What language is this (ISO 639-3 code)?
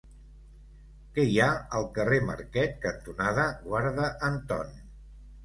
cat